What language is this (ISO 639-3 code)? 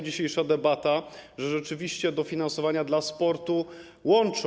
pol